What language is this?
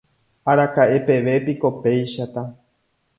Guarani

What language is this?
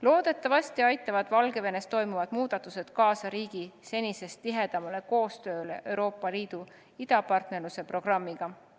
Estonian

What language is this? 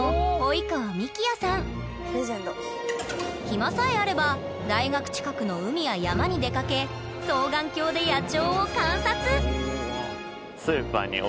Japanese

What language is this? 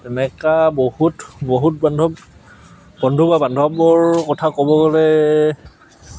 Assamese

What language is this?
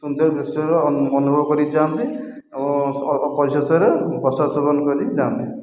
Odia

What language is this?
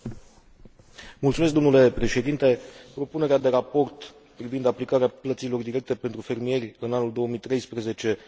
Romanian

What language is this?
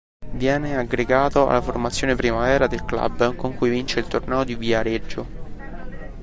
Italian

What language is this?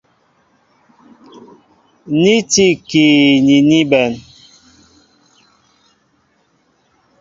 Mbo (Cameroon)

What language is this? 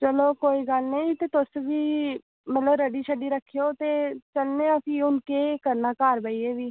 Dogri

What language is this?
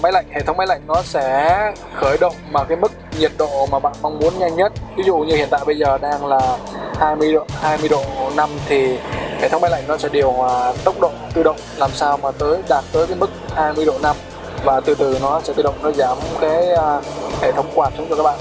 Vietnamese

